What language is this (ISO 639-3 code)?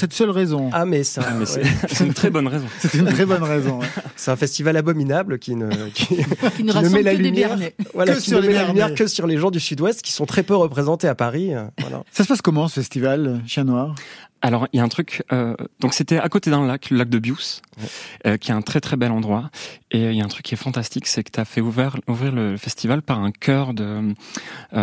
fra